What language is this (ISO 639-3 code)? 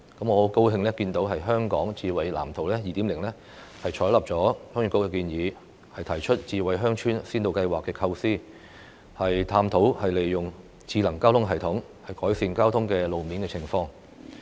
yue